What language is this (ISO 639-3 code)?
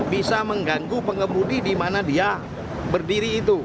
ind